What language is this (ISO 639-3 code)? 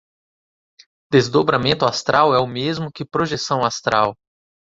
por